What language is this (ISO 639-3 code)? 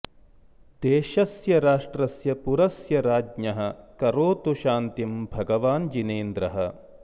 san